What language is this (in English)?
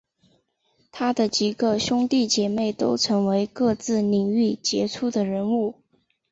Chinese